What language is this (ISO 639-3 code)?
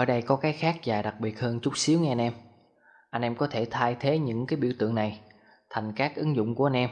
vie